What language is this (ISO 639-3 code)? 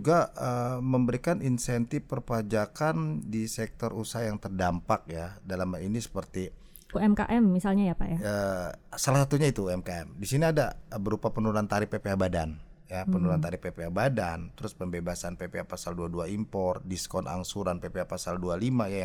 ind